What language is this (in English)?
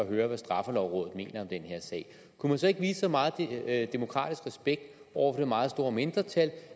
Danish